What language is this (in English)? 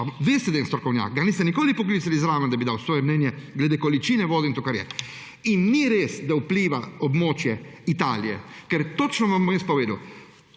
Slovenian